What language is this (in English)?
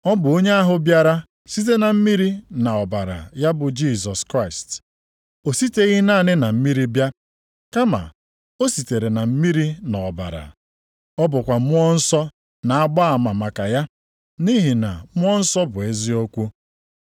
Igbo